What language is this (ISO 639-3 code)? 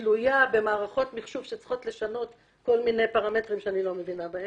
heb